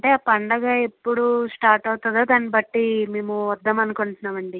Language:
Telugu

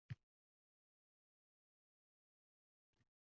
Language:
Uzbek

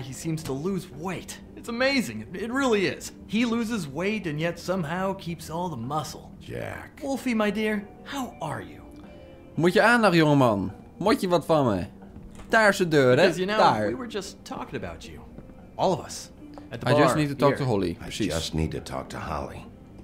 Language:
Dutch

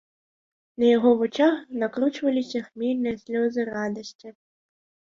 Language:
Belarusian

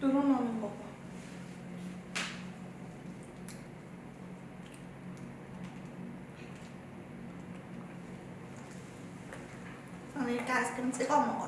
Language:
Korean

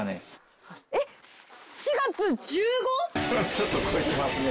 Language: Japanese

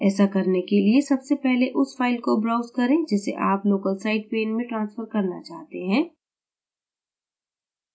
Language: Hindi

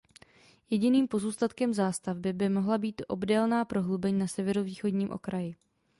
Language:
Czech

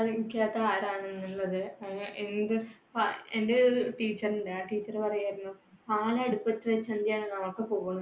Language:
Malayalam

